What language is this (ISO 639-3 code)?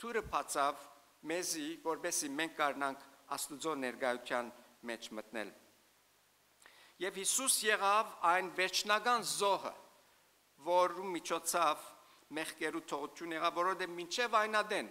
tur